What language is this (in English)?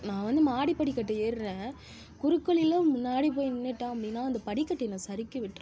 Tamil